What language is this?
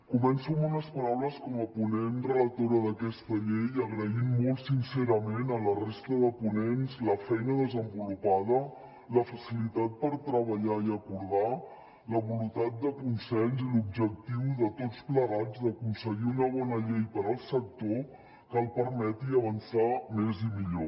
Catalan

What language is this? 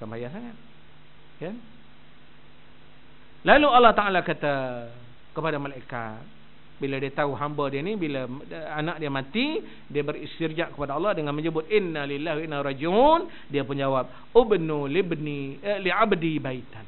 Malay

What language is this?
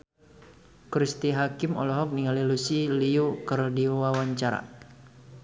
Sundanese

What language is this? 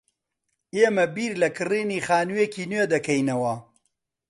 Central Kurdish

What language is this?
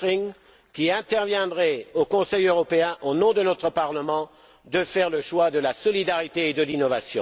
French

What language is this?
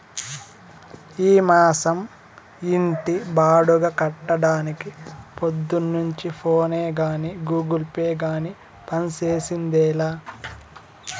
Telugu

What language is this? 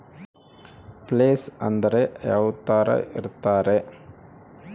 Kannada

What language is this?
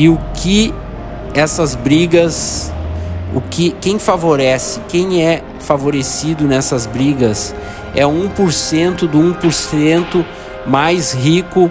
Portuguese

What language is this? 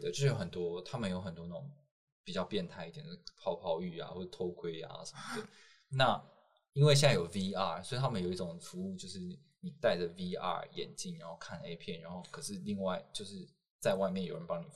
Chinese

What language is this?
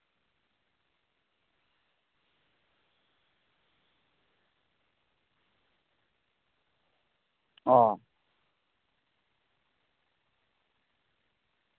Santali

